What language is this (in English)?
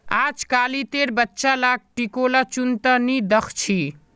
Magahi